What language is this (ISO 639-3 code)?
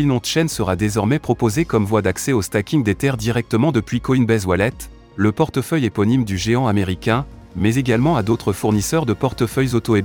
fra